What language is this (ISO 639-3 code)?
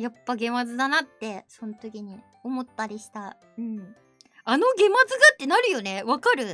jpn